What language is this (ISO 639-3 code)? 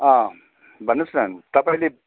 nep